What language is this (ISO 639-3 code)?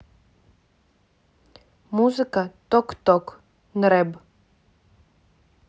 rus